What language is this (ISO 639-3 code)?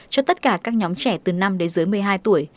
vie